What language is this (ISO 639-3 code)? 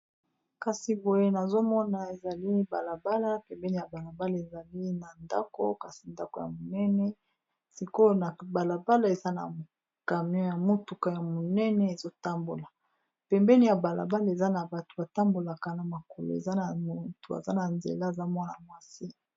lin